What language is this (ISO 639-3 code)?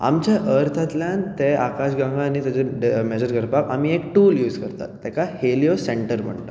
kok